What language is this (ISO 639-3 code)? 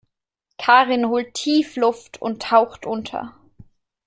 deu